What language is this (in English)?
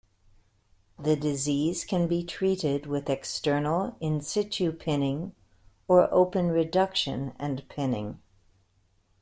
English